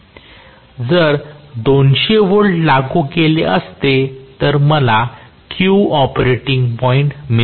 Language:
Marathi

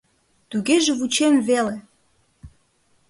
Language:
Mari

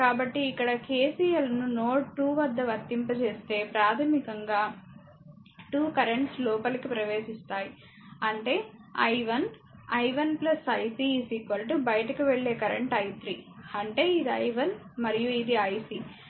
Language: Telugu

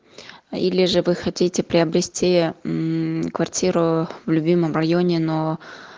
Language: Russian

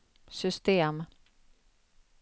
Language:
Swedish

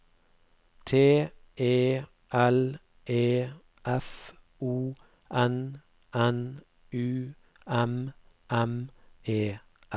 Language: Norwegian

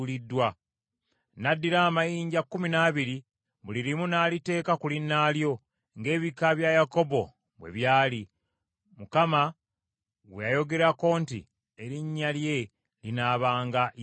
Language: Ganda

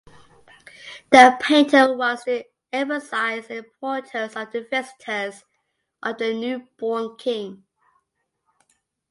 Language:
English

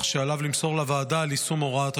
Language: Hebrew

